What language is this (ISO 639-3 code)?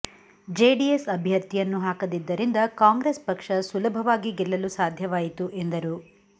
kan